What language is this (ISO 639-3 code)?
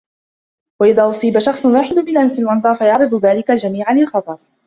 ara